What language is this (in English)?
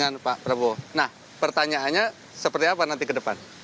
Indonesian